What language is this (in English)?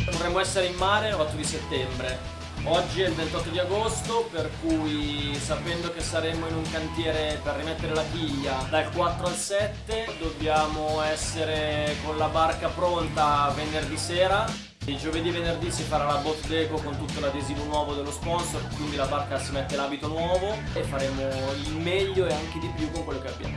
Italian